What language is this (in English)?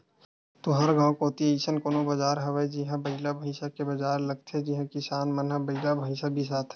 Chhattisgarhi